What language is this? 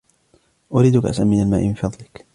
Arabic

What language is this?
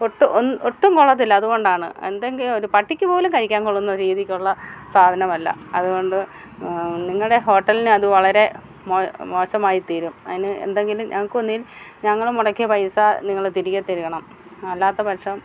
Malayalam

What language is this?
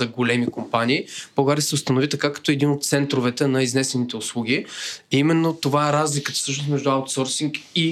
Bulgarian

